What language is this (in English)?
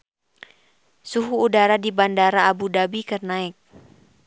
Sundanese